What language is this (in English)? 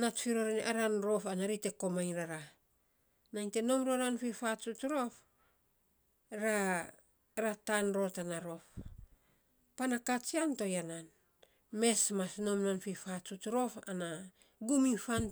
Saposa